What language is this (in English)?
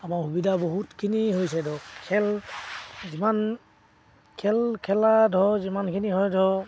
Assamese